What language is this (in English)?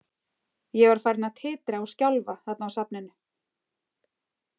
Icelandic